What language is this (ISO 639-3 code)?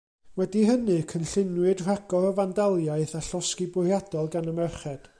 cym